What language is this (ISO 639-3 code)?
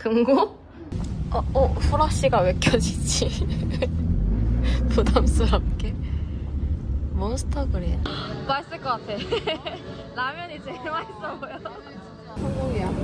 kor